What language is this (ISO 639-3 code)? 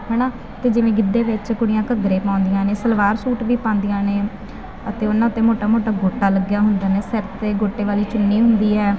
pan